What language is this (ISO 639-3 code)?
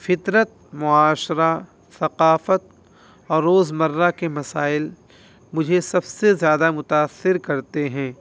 urd